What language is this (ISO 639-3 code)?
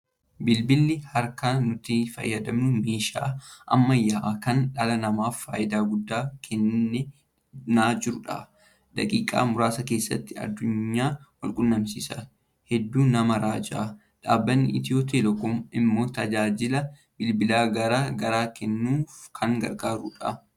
orm